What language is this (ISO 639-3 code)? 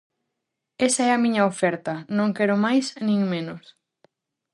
glg